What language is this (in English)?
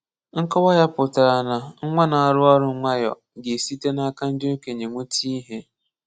Igbo